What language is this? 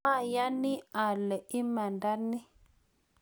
Kalenjin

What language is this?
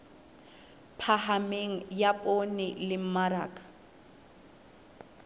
Southern Sotho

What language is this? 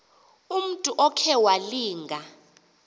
Xhosa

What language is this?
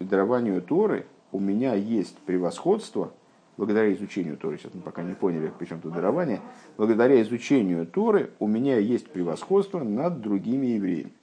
Russian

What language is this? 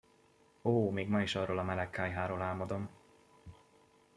Hungarian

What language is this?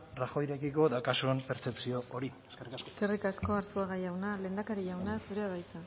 Basque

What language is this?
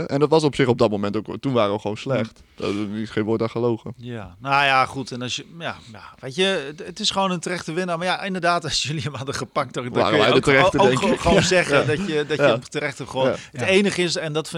Dutch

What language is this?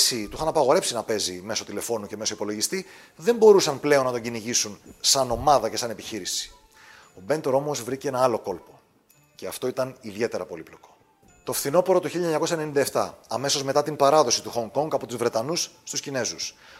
Greek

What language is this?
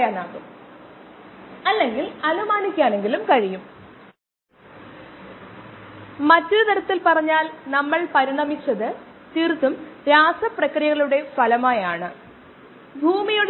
Malayalam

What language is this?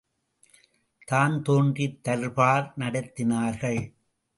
Tamil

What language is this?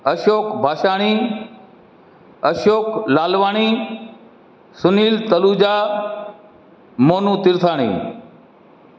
Sindhi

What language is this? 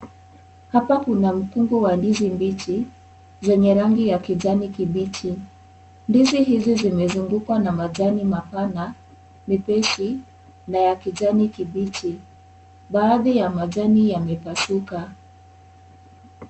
Swahili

